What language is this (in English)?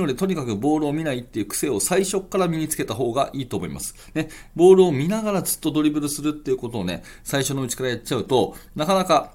Japanese